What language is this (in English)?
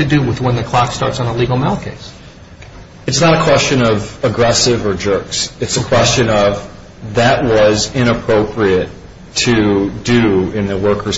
English